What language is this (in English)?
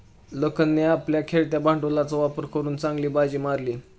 Marathi